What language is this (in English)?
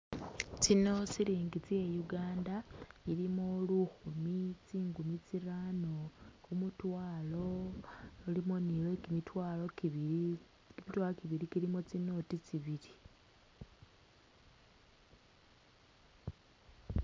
Masaaba